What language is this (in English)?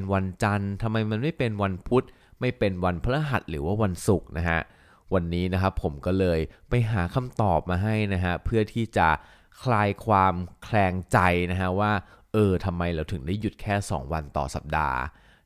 Thai